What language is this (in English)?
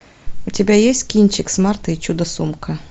Russian